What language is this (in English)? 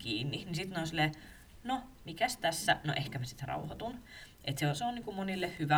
Finnish